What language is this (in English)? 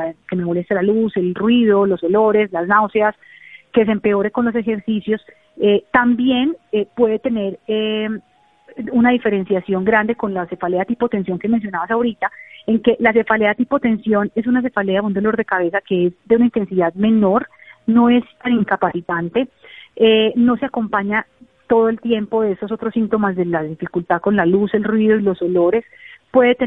Spanish